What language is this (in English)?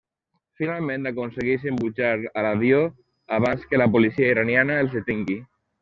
Catalan